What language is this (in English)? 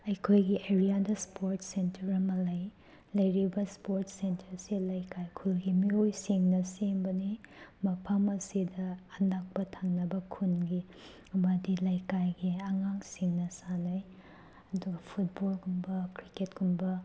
Manipuri